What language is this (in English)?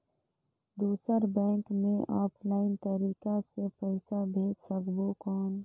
Chhattisgarhi